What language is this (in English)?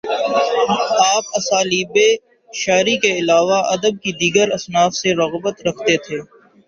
Urdu